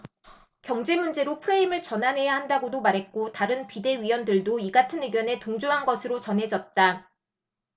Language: Korean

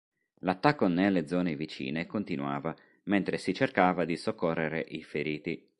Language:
Italian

